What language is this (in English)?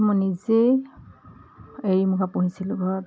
Assamese